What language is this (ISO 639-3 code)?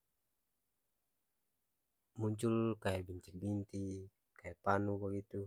abs